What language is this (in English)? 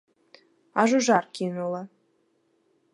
Belarusian